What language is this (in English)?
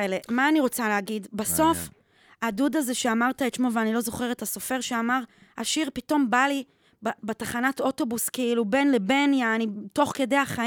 Hebrew